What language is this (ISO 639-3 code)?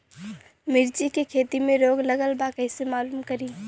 bho